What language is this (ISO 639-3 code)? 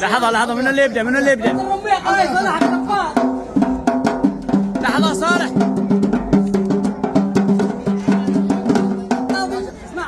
ara